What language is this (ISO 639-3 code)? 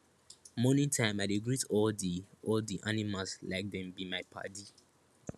pcm